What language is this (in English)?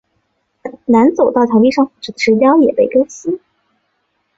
Chinese